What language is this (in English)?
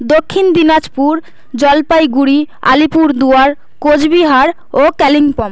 Bangla